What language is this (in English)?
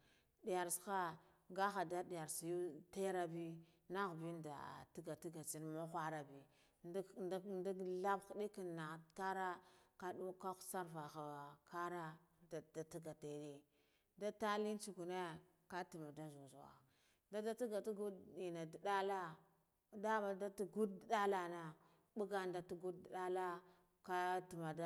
Guduf-Gava